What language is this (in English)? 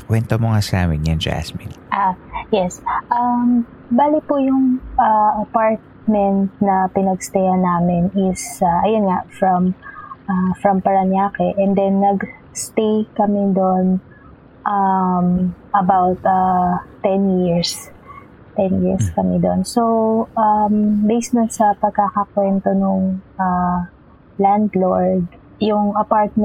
Filipino